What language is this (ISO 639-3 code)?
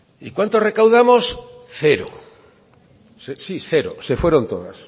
spa